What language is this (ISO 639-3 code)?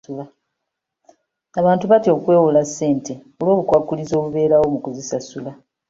lug